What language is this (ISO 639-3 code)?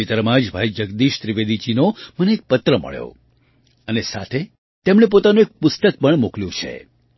guj